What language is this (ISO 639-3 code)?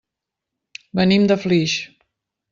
cat